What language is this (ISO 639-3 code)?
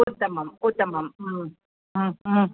san